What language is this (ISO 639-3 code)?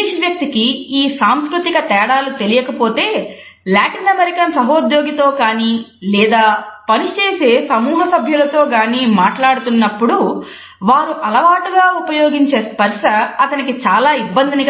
tel